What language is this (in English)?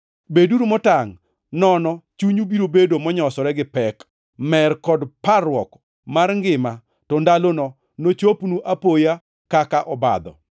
Luo (Kenya and Tanzania)